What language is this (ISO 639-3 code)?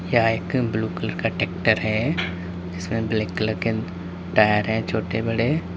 hin